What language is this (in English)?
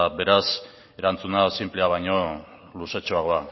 Basque